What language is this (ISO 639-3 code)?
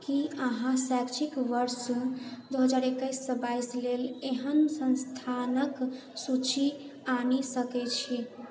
mai